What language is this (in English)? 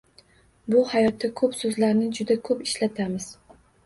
Uzbek